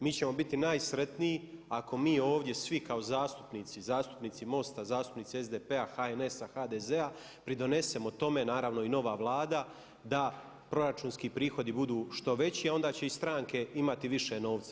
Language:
Croatian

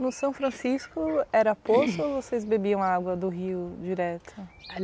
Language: Portuguese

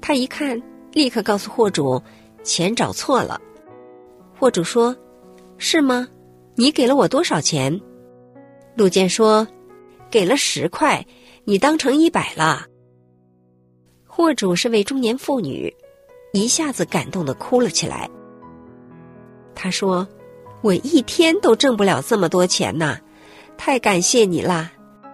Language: Chinese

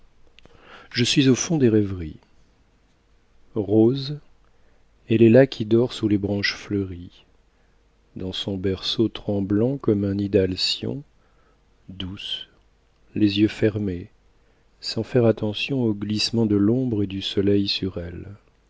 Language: French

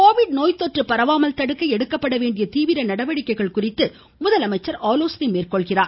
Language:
Tamil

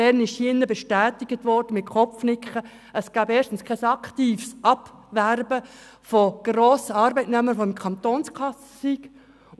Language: Swiss German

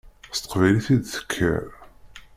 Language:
Kabyle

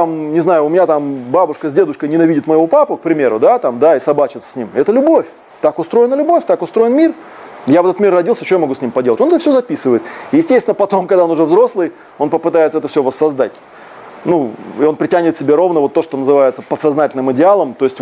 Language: Russian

